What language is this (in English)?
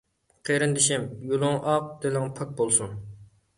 Uyghur